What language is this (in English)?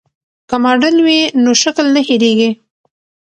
Pashto